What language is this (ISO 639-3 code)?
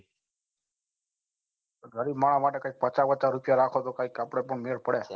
guj